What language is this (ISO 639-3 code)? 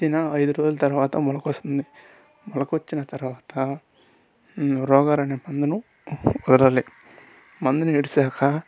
tel